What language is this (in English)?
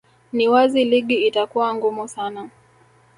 Swahili